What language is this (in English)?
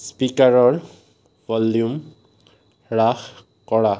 Assamese